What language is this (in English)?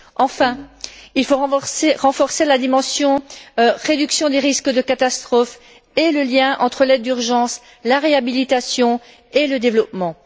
French